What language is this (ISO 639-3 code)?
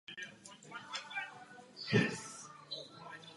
ces